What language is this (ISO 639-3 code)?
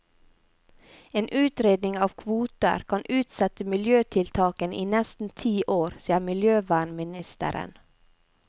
nor